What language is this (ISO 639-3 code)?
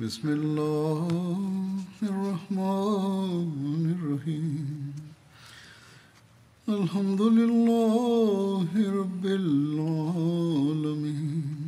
swa